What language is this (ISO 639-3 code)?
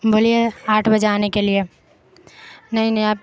urd